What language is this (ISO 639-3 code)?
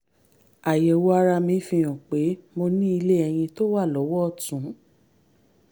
yor